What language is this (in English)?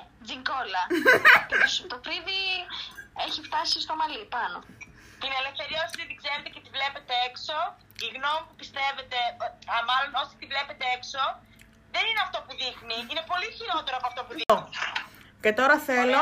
Greek